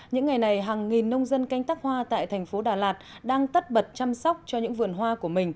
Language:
Vietnamese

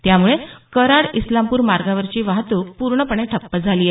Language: Marathi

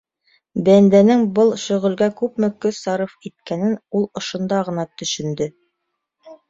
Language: Bashkir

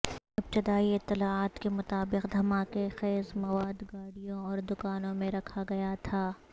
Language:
Urdu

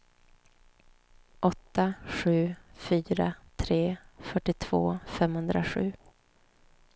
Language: Swedish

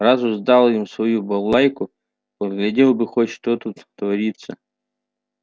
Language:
Russian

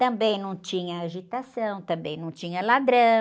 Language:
Portuguese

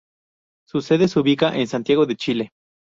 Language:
Spanish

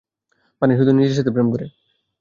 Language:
Bangla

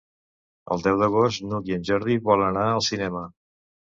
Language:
Catalan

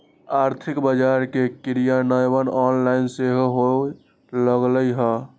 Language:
Magahi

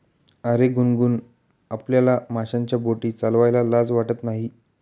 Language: Marathi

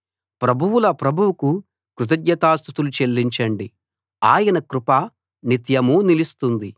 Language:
Telugu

